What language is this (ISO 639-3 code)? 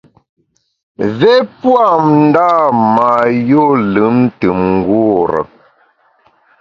bax